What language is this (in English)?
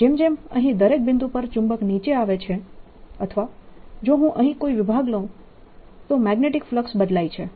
Gujarati